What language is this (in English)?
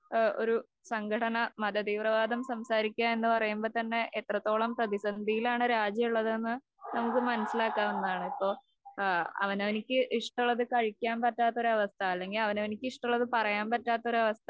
Malayalam